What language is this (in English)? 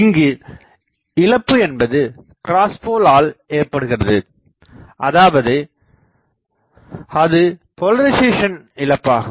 Tamil